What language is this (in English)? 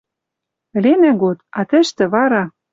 Western Mari